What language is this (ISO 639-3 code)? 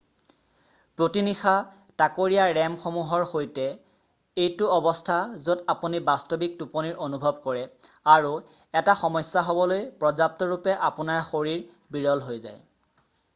asm